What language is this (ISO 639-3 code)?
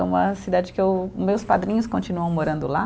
por